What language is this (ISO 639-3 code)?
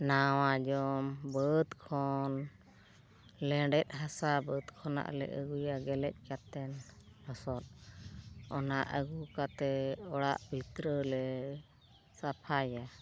sat